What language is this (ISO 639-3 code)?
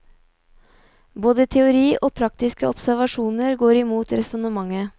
nor